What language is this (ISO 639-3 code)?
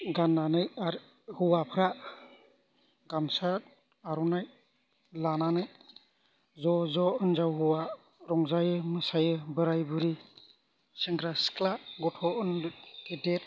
brx